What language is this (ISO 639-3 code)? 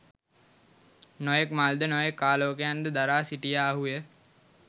sin